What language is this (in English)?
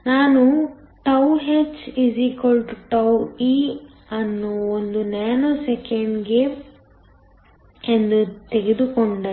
Kannada